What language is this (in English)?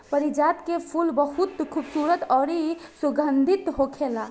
Bhojpuri